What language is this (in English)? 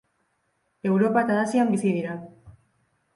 Basque